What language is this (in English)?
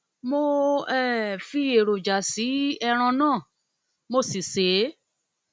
Yoruba